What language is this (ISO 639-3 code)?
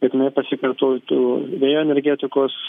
lit